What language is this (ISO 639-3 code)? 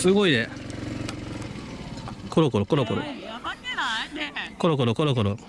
jpn